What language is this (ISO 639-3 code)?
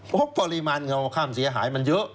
tha